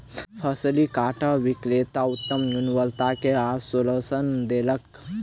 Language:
Maithili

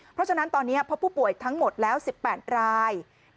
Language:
Thai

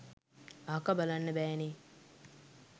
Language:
Sinhala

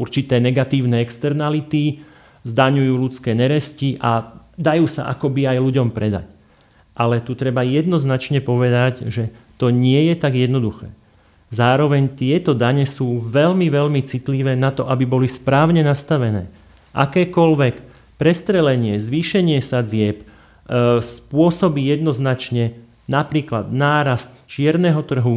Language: Slovak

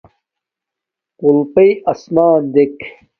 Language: Domaaki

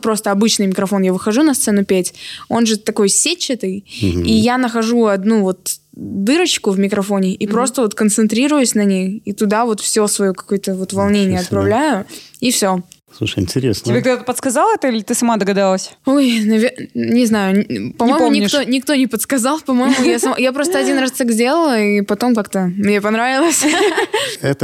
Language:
Russian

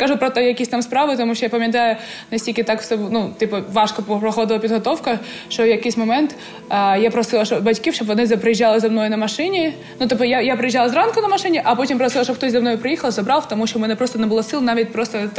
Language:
Ukrainian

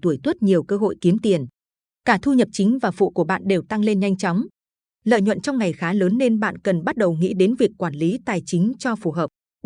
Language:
Vietnamese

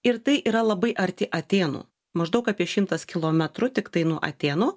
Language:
Lithuanian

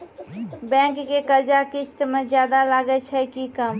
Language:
Maithili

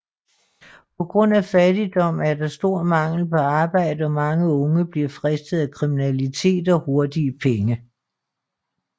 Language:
Danish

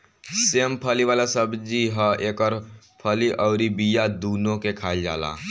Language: Bhojpuri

